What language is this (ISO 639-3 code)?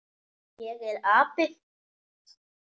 isl